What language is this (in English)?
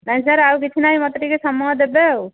Odia